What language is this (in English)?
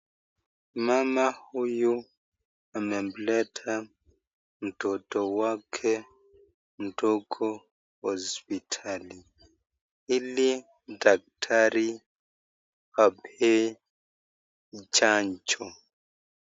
Swahili